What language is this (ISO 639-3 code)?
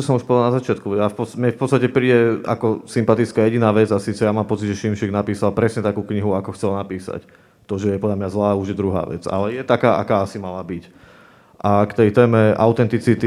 slk